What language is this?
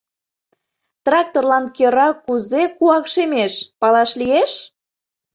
Mari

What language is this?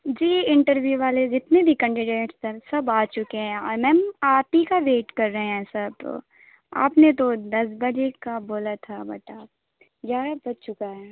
Urdu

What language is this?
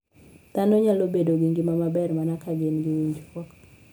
Luo (Kenya and Tanzania)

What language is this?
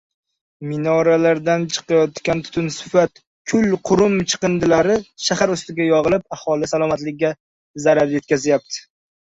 Uzbek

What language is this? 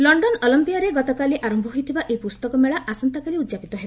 Odia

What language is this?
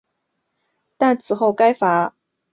Chinese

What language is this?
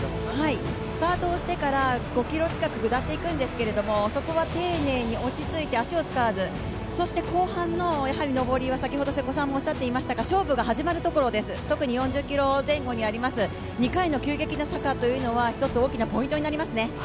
Japanese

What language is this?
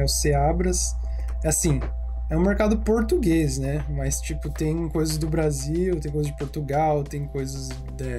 Portuguese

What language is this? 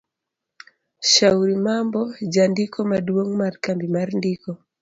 Luo (Kenya and Tanzania)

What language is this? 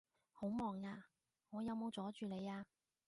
Cantonese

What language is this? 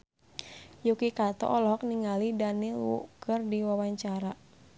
Sundanese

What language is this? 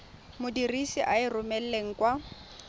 Tswana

